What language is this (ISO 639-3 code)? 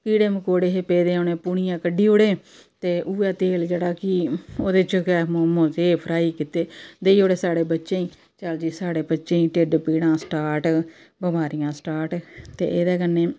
doi